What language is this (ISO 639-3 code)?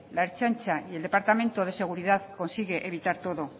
spa